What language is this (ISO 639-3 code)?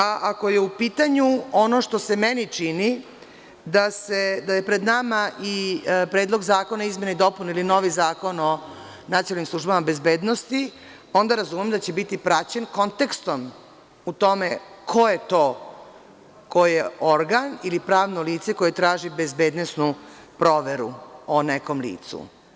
srp